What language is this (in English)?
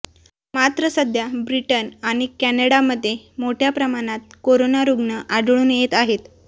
Marathi